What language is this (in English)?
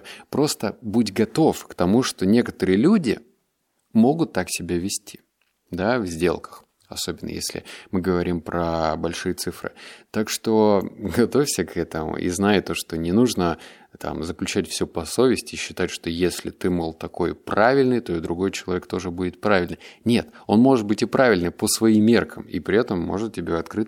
Russian